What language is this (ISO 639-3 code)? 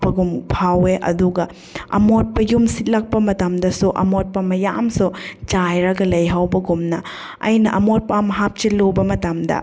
mni